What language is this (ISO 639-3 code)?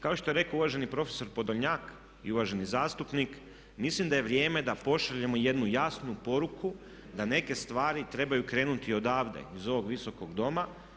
hrv